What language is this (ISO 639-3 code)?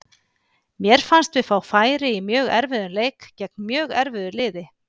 isl